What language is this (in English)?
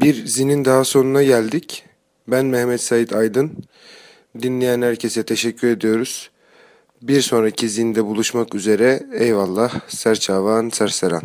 Turkish